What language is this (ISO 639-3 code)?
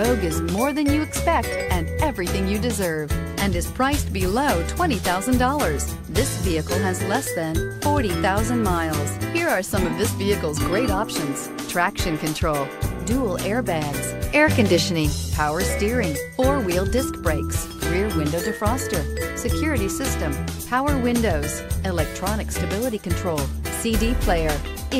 eng